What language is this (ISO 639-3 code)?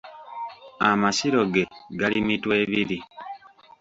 lug